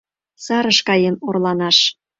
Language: Mari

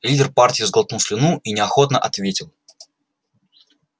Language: Russian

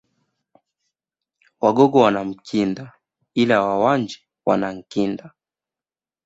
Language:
Swahili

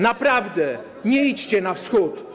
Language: Polish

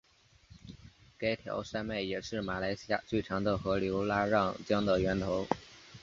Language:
Chinese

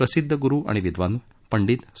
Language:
Marathi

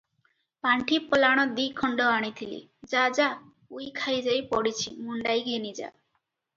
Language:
Odia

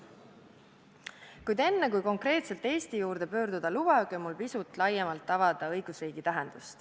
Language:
Estonian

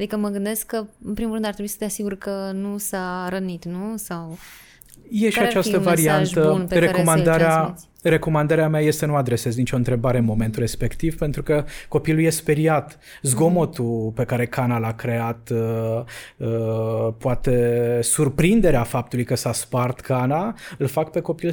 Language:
Romanian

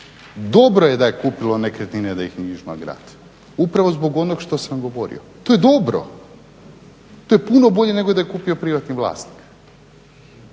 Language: Croatian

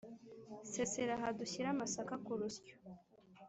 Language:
Kinyarwanda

